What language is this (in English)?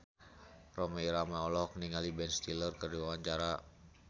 Sundanese